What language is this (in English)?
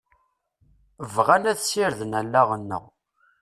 Kabyle